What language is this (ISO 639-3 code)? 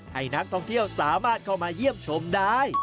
tha